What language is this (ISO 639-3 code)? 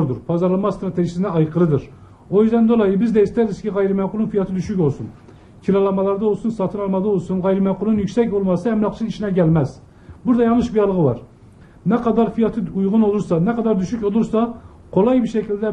tur